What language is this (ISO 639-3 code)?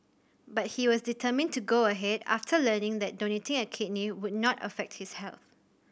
eng